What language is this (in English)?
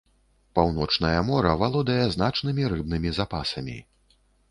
Belarusian